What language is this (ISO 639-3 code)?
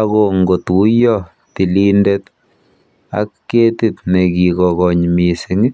kln